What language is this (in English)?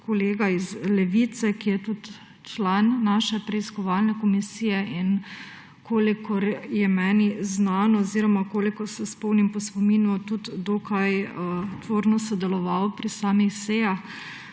Slovenian